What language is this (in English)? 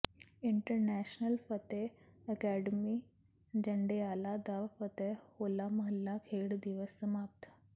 Punjabi